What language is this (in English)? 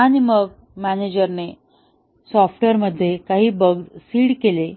Marathi